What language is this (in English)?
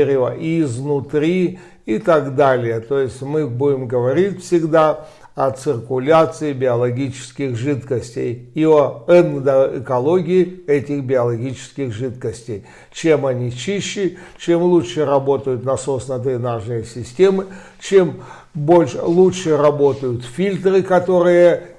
Russian